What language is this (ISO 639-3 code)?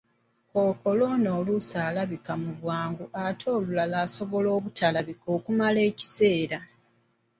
lug